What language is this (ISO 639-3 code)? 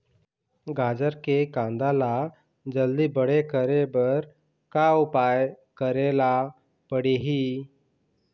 hne